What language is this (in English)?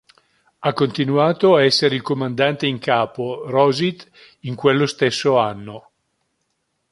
Italian